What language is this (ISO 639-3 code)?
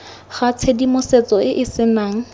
tsn